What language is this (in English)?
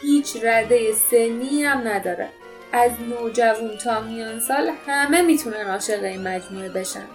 Persian